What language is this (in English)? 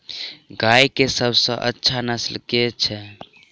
Maithili